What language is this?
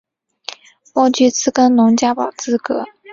Chinese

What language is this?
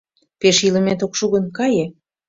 Mari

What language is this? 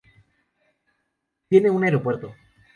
Spanish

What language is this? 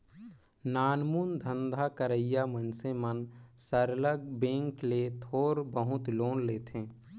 Chhattisgarhi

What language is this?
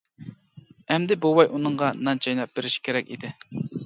Uyghur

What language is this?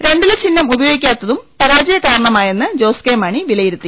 Malayalam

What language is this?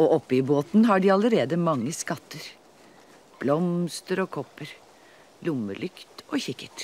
Norwegian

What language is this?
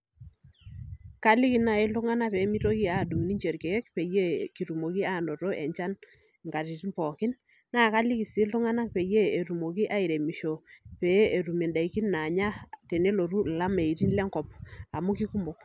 Masai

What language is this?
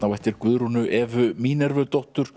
Icelandic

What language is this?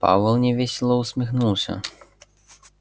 Russian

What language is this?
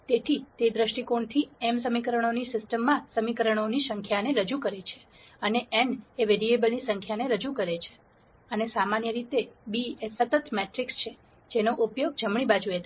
Gujarati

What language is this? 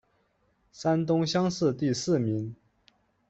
Chinese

